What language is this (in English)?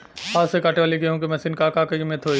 Bhojpuri